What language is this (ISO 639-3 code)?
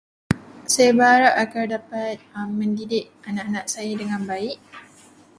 msa